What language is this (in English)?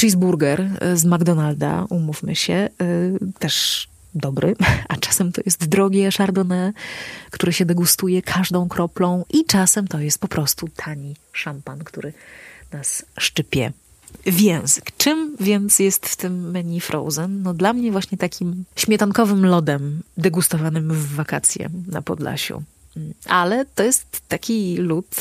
Polish